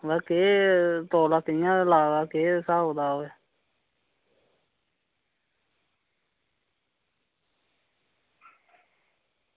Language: Dogri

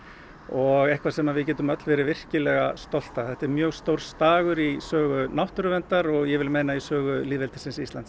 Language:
Icelandic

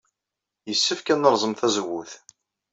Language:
Kabyle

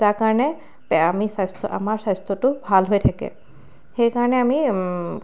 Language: Assamese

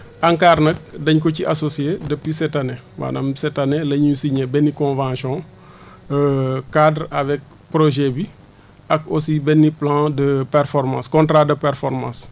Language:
Wolof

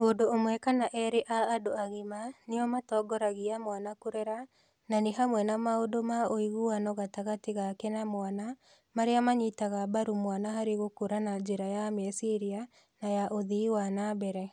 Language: Kikuyu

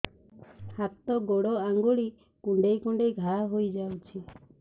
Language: Odia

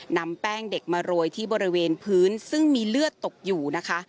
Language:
Thai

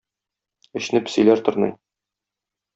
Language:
Tatar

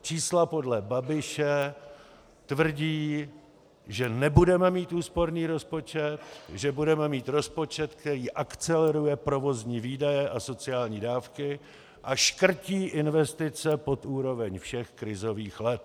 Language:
Czech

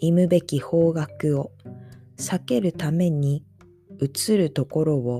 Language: Japanese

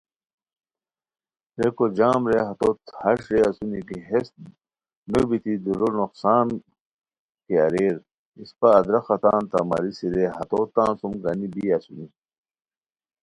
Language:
Khowar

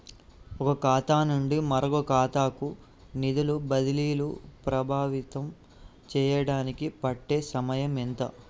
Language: Telugu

